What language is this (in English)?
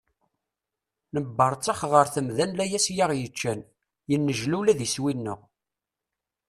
Kabyle